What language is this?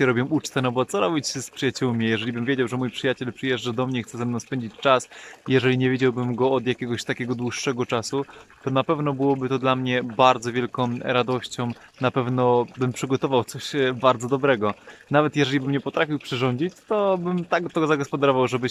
Polish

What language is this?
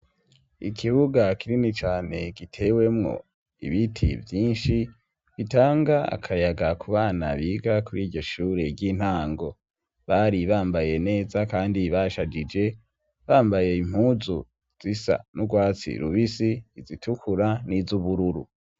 Rundi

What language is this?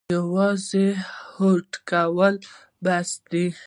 Pashto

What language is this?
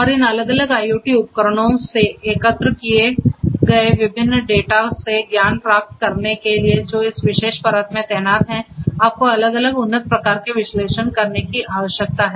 Hindi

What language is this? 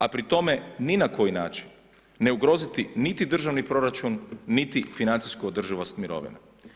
Croatian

